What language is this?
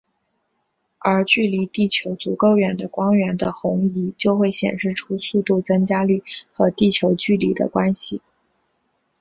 Chinese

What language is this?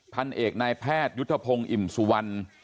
Thai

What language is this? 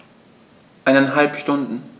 German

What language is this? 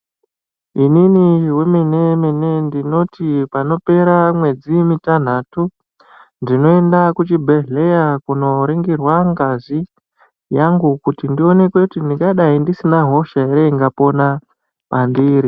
Ndau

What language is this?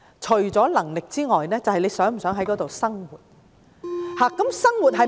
Cantonese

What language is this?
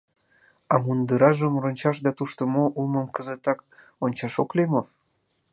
Mari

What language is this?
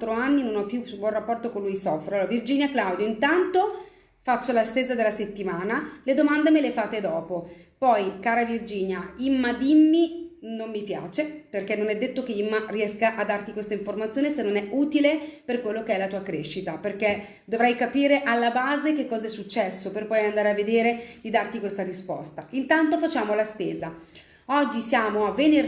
Italian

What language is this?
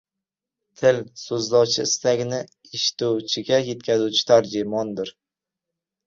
Uzbek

